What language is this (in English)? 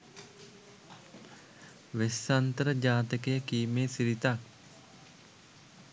Sinhala